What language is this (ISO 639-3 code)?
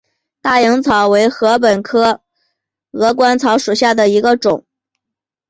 zho